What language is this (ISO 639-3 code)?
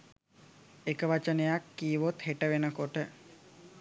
sin